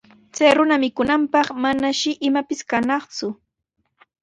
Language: Sihuas Ancash Quechua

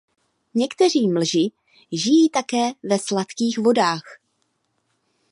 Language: Czech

